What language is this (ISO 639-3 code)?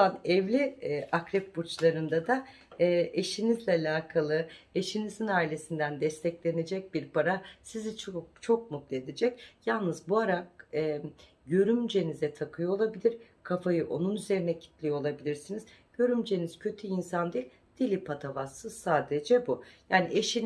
tur